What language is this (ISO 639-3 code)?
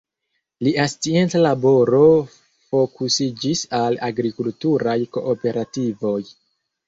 epo